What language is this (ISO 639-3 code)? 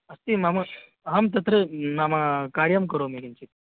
san